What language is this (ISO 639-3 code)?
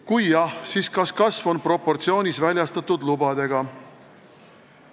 est